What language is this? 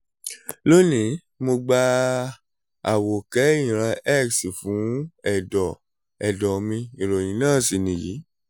Yoruba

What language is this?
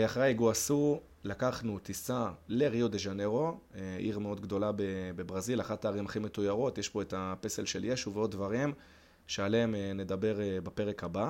Hebrew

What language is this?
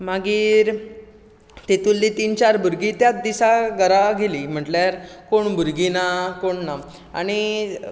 Konkani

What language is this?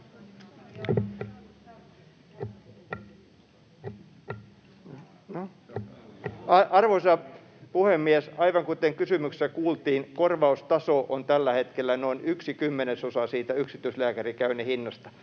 Finnish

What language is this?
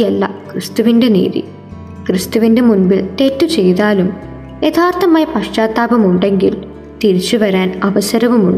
Malayalam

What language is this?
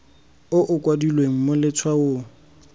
Tswana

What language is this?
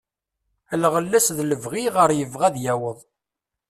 Kabyle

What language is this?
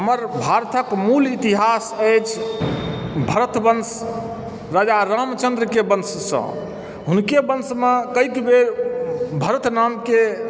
Maithili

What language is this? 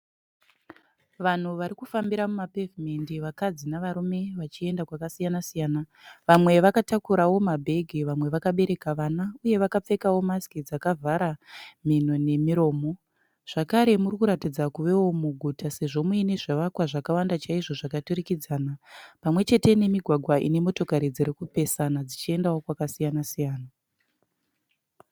Shona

